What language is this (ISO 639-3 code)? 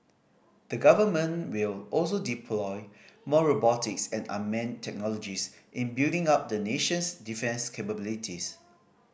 eng